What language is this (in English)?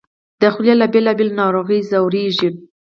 Pashto